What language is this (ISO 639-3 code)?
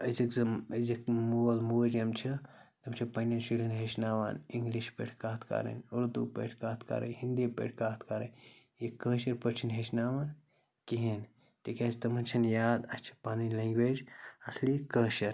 kas